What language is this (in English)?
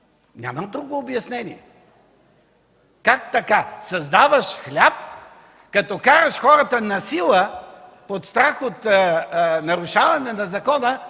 Bulgarian